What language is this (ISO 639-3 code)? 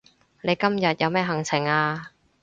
yue